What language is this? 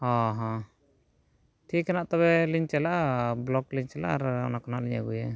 Santali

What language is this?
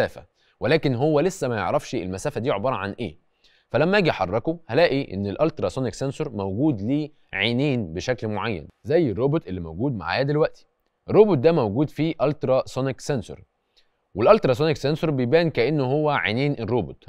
Arabic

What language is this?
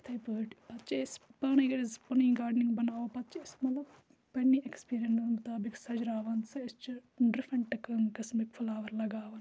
Kashmiri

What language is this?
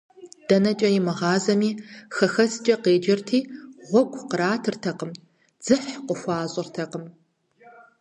Kabardian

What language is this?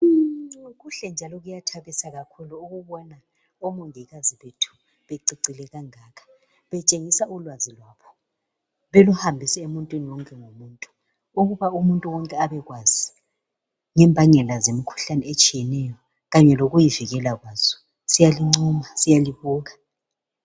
North Ndebele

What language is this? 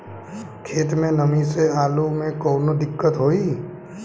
Bhojpuri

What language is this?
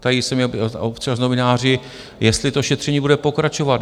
Czech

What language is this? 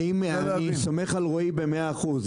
Hebrew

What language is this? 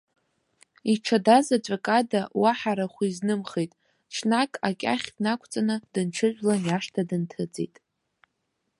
Abkhazian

